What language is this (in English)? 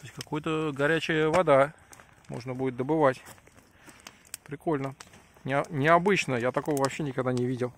Russian